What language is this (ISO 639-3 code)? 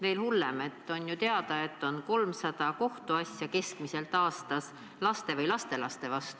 est